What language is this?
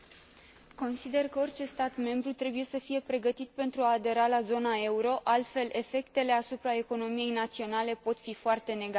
Romanian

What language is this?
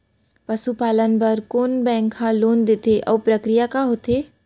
Chhattisgarhi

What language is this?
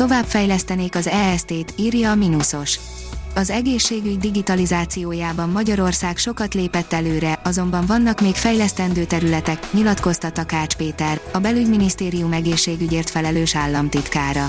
Hungarian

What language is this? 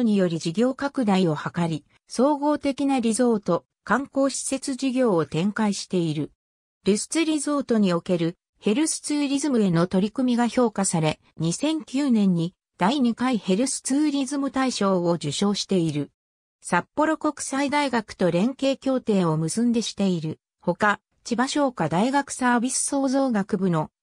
Japanese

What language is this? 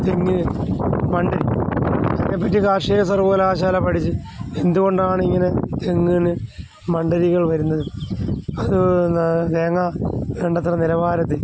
Malayalam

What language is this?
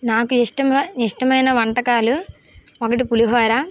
Telugu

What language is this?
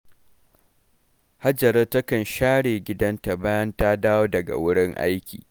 Hausa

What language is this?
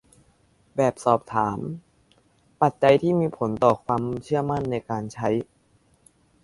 Thai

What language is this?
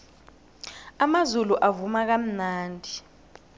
South Ndebele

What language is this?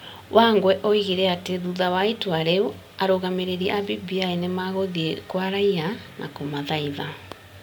Kikuyu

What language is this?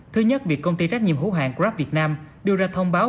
Vietnamese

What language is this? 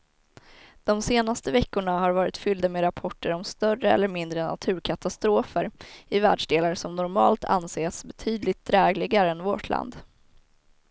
Swedish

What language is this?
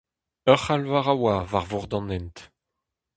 Breton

